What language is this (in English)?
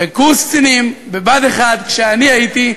Hebrew